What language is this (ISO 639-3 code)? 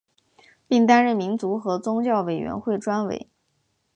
zho